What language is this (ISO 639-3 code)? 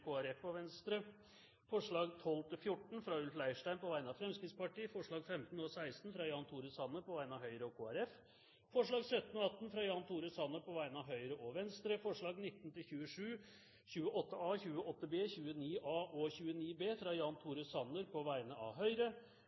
nob